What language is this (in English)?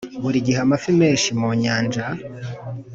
Kinyarwanda